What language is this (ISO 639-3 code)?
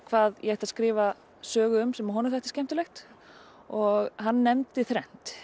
isl